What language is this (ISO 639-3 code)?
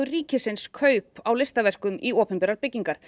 isl